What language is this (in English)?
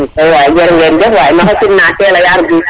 Serer